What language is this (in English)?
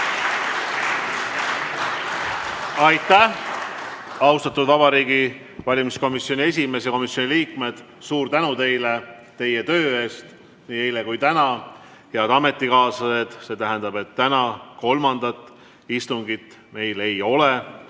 Estonian